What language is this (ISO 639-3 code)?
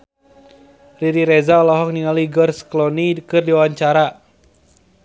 sun